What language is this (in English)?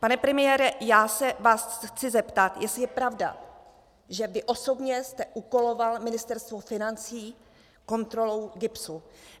Czech